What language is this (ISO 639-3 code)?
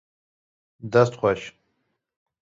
kur